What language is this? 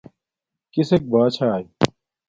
Domaaki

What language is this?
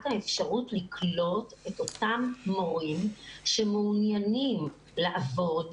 Hebrew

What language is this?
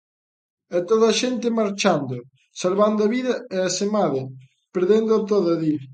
Galician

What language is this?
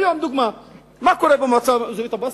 Hebrew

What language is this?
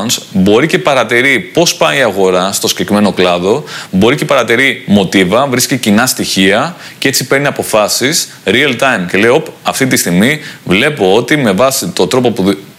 Greek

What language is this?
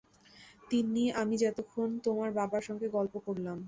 Bangla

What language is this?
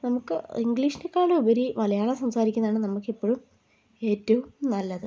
Malayalam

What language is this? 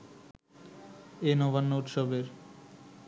Bangla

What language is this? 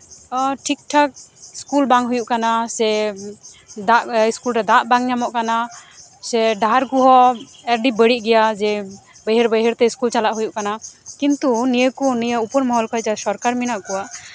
Santali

